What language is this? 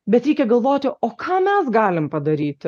Lithuanian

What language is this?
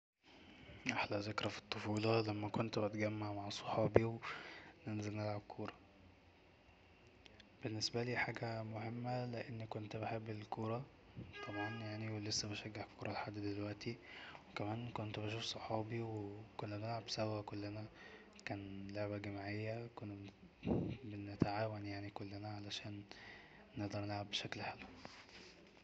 Egyptian Arabic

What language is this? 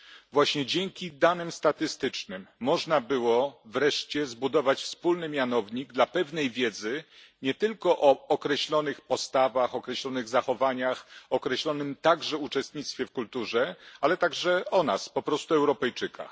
Polish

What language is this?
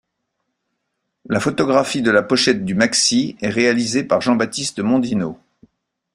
French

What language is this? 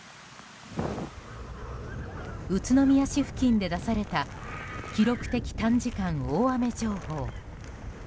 Japanese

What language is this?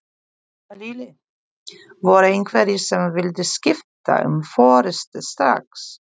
Icelandic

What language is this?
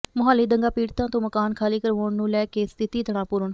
Punjabi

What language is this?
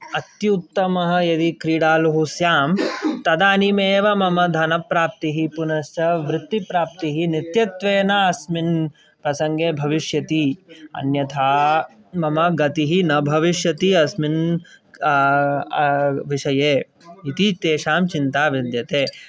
Sanskrit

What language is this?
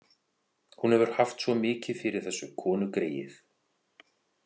Icelandic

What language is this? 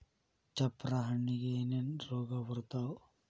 Kannada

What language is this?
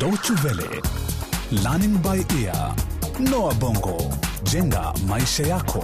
Swahili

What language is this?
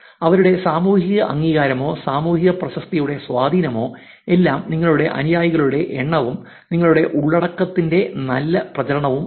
Malayalam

